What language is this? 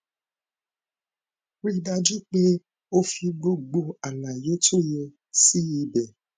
Yoruba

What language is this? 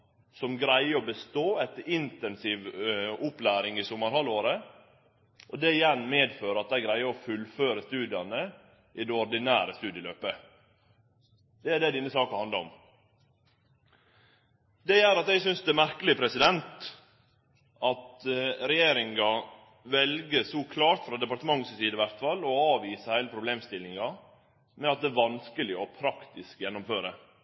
Norwegian Nynorsk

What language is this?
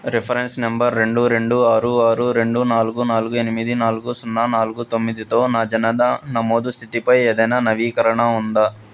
Telugu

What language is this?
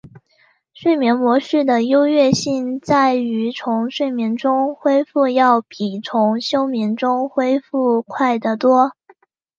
Chinese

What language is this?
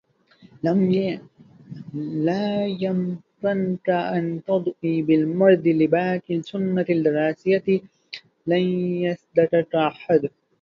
Arabic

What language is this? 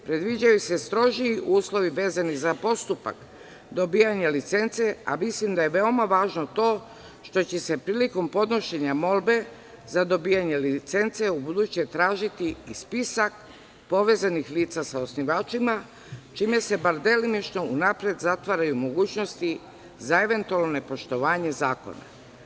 Serbian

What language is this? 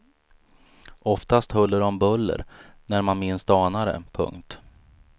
Swedish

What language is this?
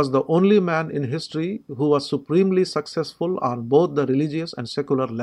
Urdu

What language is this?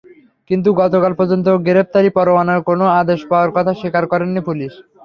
Bangla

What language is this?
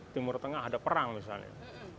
Indonesian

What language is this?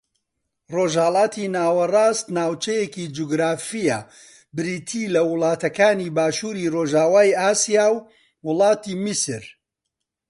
Central Kurdish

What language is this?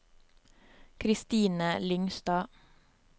Norwegian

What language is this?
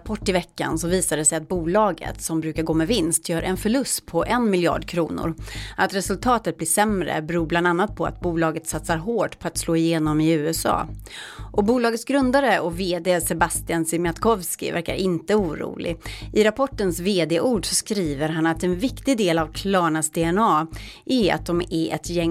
Swedish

